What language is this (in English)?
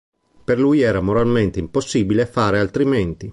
Italian